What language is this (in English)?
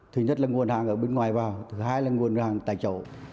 Vietnamese